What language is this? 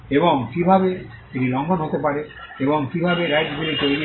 Bangla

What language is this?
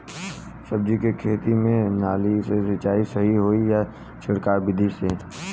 Bhojpuri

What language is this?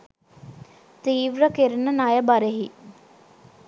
Sinhala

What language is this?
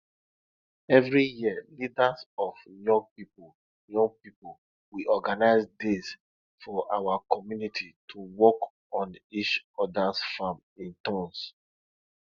Nigerian Pidgin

